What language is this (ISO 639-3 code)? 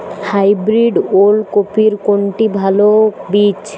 ben